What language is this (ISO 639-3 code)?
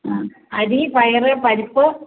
mal